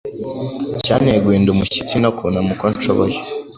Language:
Kinyarwanda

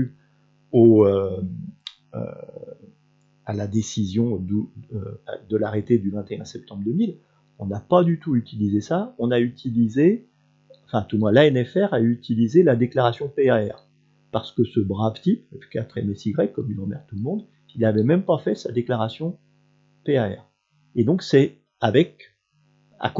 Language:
French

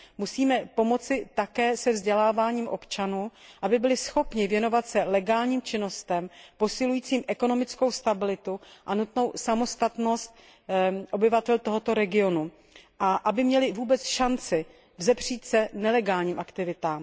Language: Czech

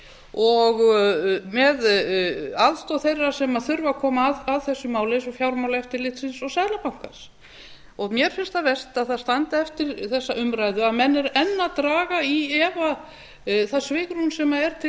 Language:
Icelandic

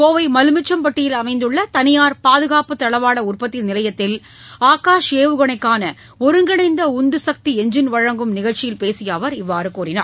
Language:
Tamil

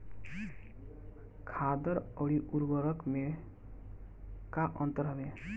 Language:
Bhojpuri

